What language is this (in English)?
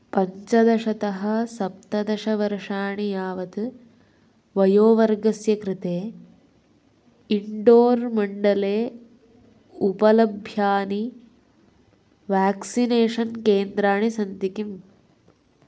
Sanskrit